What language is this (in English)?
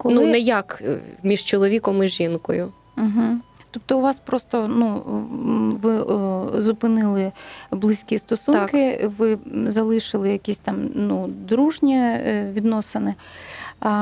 Ukrainian